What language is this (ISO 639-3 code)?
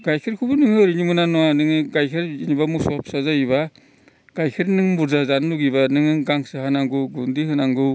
brx